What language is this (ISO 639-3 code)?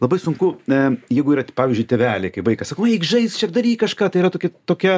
lit